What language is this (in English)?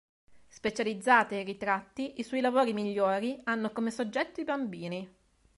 Italian